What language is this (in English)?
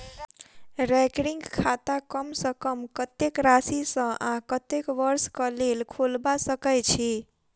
Maithili